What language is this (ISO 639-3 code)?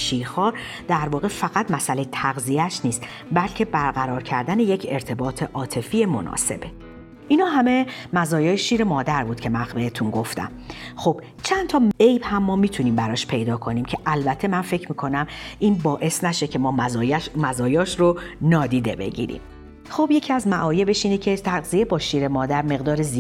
fas